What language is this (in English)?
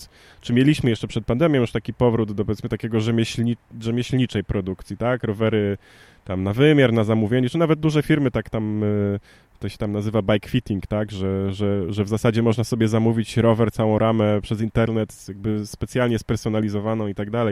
Polish